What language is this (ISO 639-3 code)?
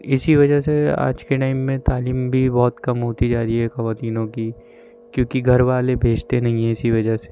urd